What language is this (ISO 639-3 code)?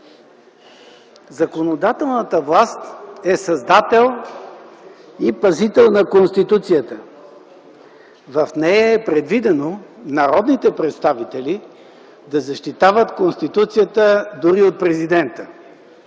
bul